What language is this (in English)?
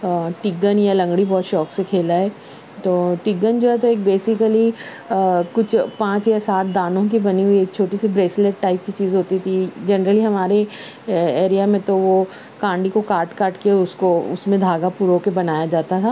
Urdu